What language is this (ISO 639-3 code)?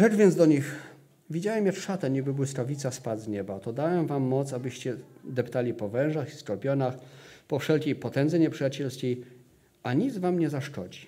pol